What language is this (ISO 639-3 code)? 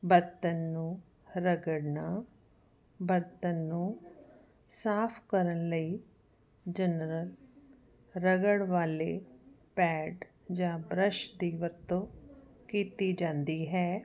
pan